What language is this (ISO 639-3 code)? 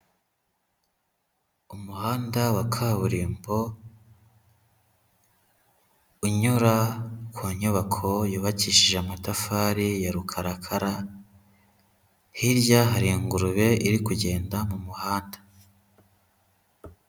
kin